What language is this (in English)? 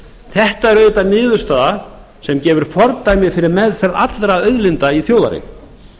Icelandic